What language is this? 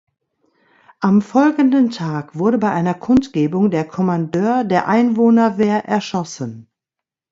German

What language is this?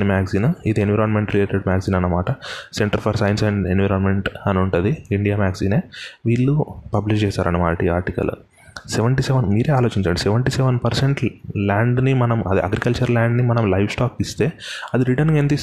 Telugu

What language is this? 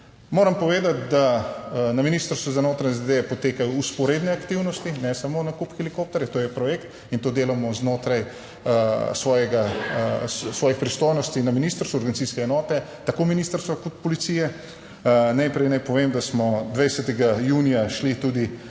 Slovenian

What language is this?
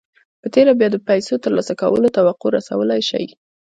Pashto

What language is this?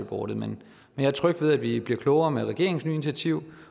Danish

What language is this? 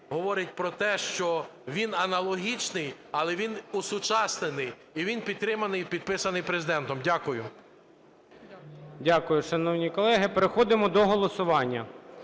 Ukrainian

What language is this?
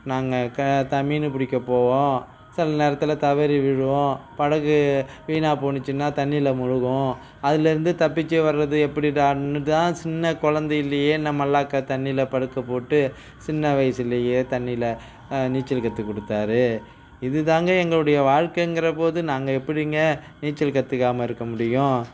Tamil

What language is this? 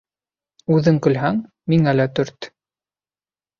Bashkir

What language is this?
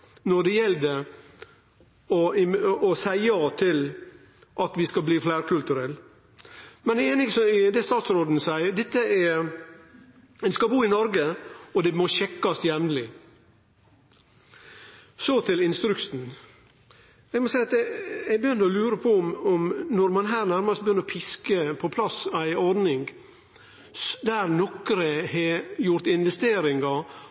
Norwegian Nynorsk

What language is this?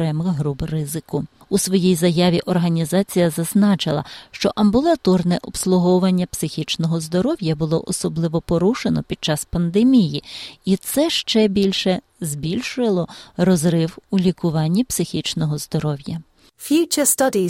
Ukrainian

